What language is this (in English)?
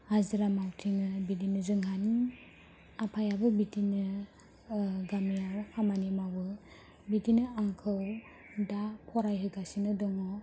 Bodo